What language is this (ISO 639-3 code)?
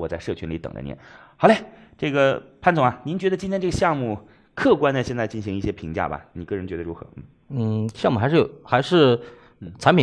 zho